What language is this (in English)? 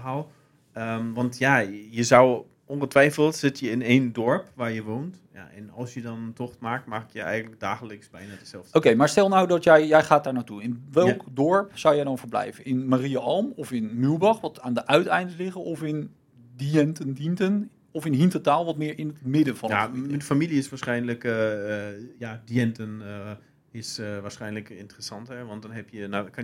Dutch